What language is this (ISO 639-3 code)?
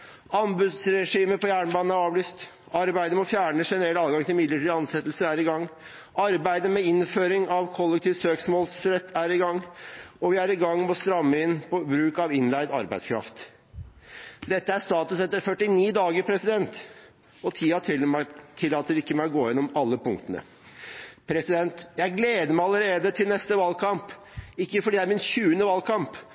nob